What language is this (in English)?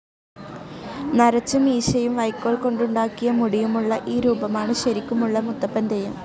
Malayalam